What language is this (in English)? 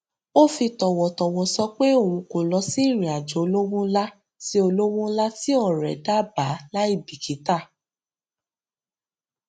Yoruba